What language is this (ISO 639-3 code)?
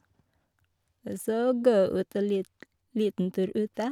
nor